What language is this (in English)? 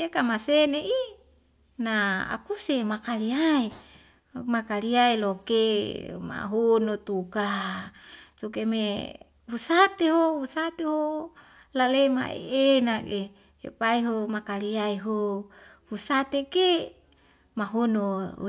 Wemale